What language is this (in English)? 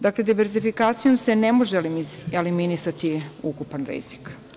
Serbian